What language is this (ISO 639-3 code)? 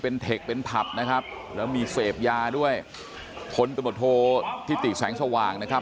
tha